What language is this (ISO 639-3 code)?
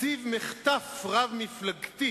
heb